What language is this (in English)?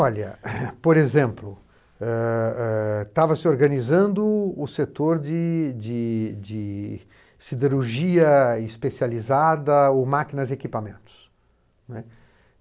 Portuguese